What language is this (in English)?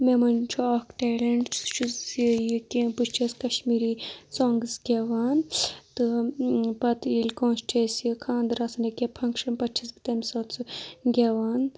Kashmiri